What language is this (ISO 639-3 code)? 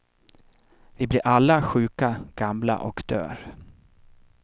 swe